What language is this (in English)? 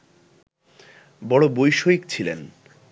Bangla